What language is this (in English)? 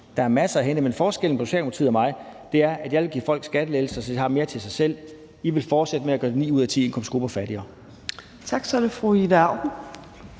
Danish